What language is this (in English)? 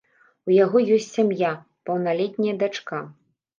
Belarusian